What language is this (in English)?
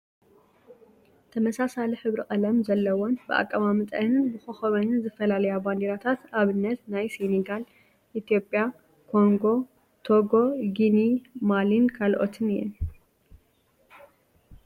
Tigrinya